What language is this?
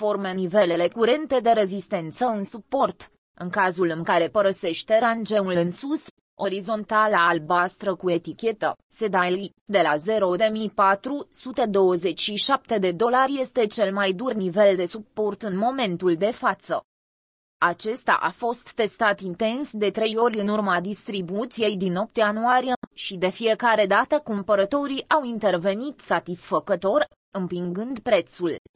Romanian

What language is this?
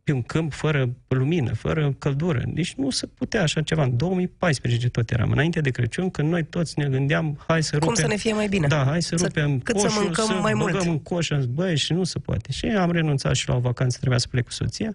Romanian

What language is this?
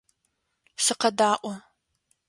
Adyghe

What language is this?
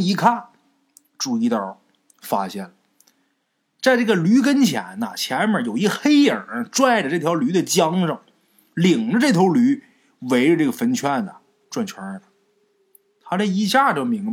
Chinese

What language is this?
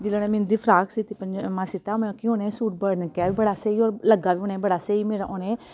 Dogri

